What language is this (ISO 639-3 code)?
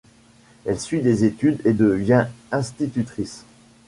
fra